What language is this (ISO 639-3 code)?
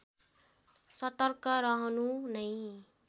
nep